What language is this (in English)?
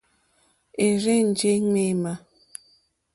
Mokpwe